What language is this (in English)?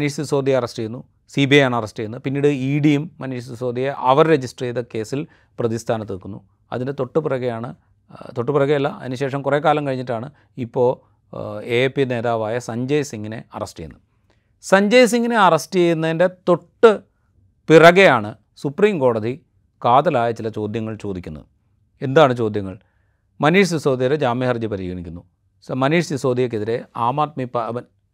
Malayalam